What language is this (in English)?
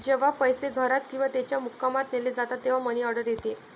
Marathi